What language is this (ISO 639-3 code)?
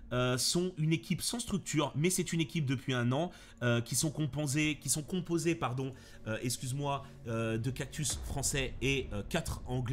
fra